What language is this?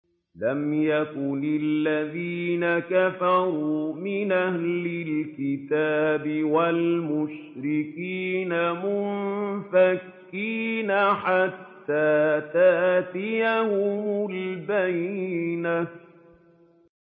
Arabic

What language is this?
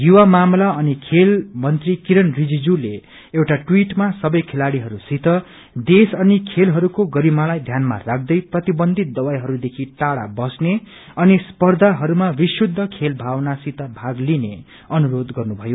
Nepali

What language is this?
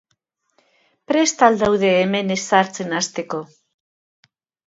Basque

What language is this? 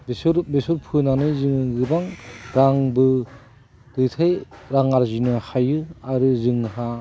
Bodo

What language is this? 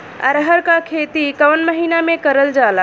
Bhojpuri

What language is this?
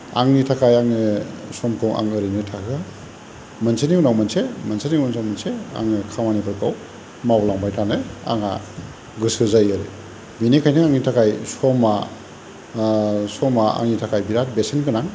Bodo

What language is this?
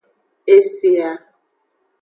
Aja (Benin)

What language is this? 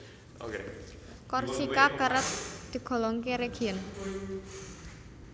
Javanese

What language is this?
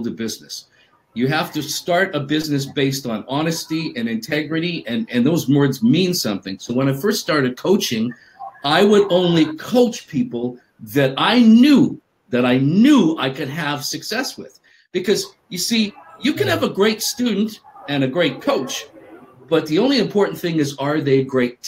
English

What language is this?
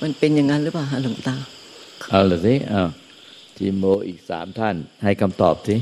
Thai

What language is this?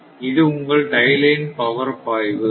Tamil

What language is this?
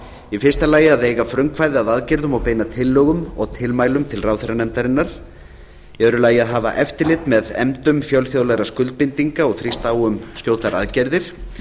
Icelandic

